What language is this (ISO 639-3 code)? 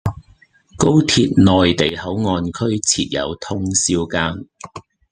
yue